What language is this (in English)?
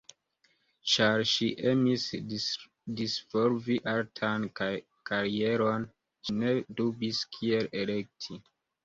Esperanto